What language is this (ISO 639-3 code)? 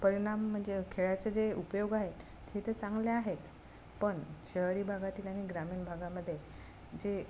mar